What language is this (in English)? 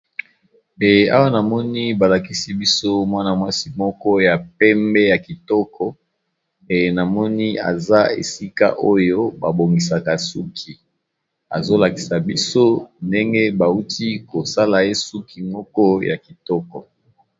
Lingala